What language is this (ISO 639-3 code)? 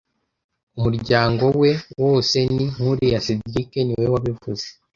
kin